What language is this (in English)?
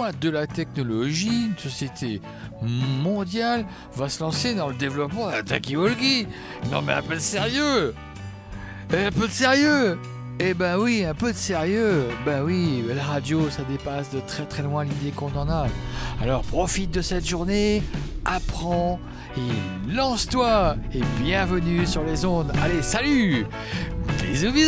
French